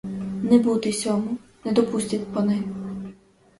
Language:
Ukrainian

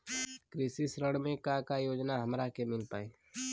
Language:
Bhojpuri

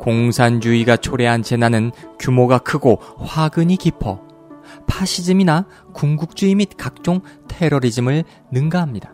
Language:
Korean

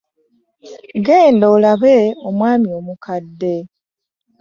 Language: Ganda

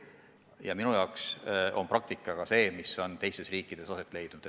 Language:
Estonian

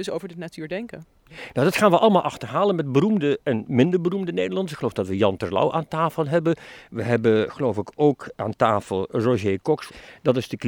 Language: Dutch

